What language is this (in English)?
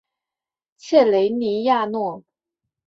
Chinese